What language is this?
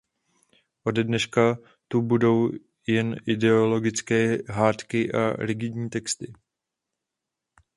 Czech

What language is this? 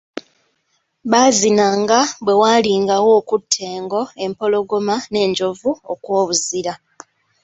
Ganda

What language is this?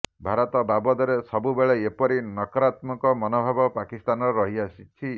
Odia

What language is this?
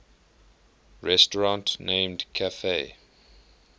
English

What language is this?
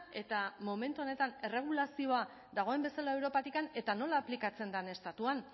Basque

